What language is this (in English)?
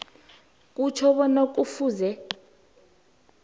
South Ndebele